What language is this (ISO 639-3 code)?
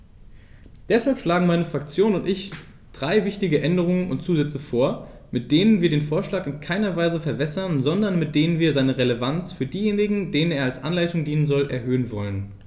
deu